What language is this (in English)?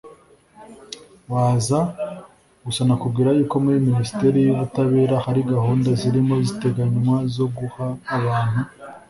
Kinyarwanda